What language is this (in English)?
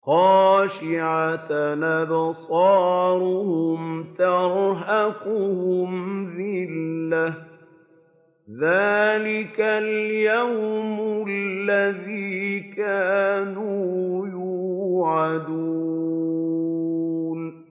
Arabic